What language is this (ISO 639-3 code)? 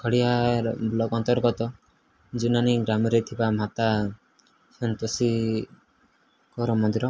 ori